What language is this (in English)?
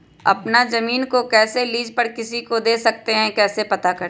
Magahi